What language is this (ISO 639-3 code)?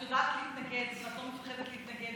heb